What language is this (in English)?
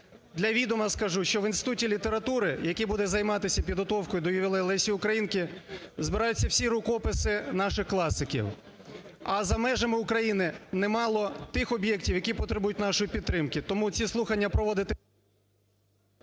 Ukrainian